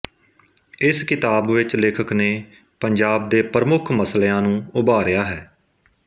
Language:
Punjabi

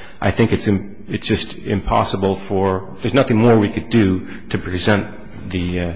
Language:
English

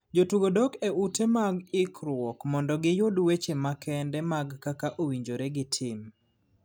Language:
Luo (Kenya and Tanzania)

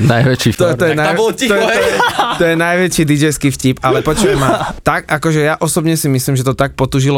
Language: Slovak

